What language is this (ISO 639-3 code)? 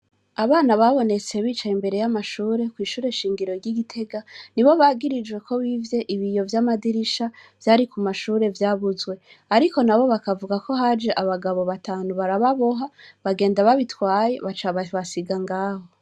run